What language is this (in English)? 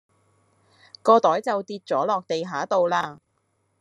Cantonese